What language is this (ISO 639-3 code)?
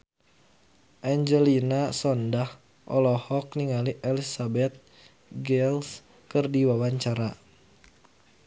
sun